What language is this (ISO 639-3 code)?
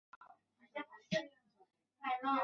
zho